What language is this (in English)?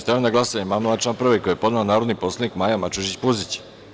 Serbian